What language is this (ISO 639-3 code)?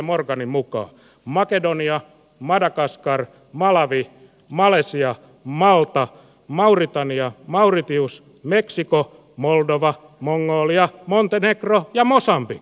fin